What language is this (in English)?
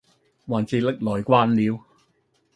Cantonese